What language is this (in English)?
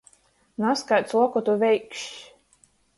Latgalian